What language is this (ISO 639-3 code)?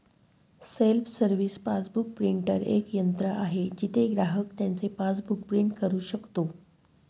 mar